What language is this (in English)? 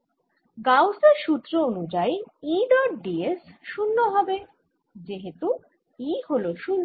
Bangla